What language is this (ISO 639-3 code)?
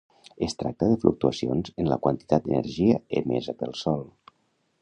cat